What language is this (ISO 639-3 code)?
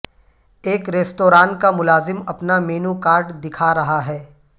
urd